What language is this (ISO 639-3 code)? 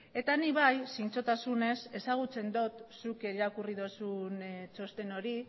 eus